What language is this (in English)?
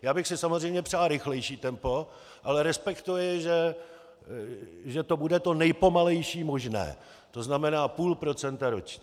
Czech